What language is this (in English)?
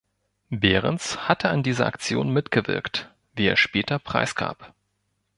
German